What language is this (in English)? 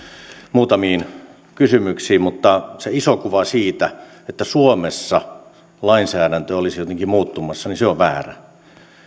Finnish